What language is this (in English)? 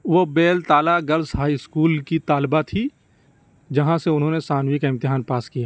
Urdu